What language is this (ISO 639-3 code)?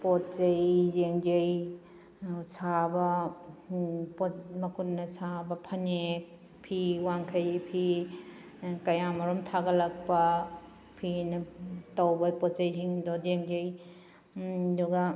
mni